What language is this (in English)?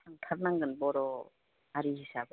Bodo